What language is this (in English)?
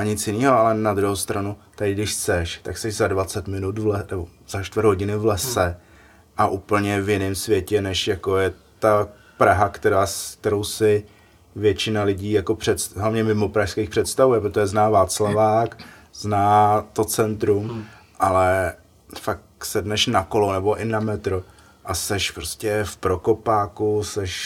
Czech